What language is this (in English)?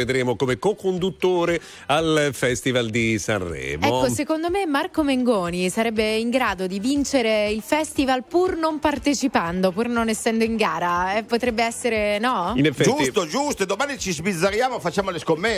Italian